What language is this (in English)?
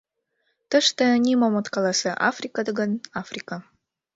Mari